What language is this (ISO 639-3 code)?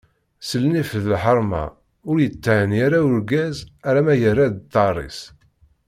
kab